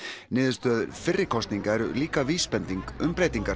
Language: Icelandic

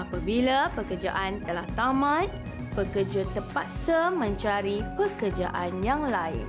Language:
Malay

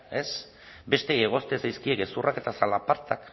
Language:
Basque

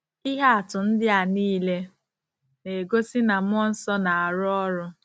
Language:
Igbo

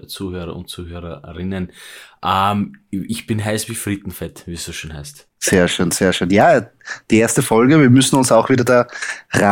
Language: German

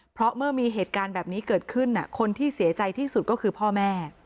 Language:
Thai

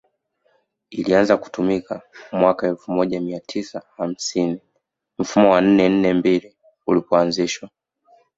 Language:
Swahili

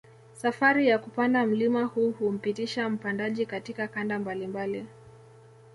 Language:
Swahili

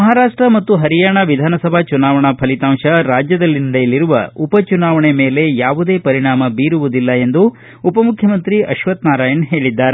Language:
Kannada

